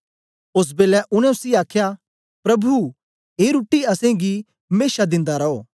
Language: Dogri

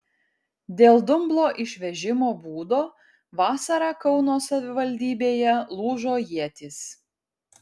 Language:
Lithuanian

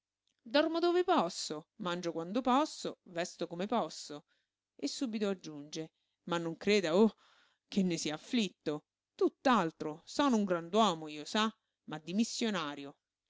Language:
Italian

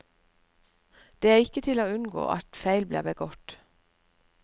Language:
Norwegian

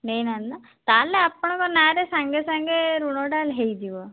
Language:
Odia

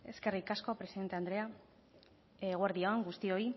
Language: Basque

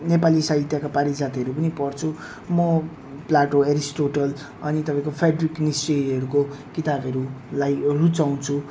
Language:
Nepali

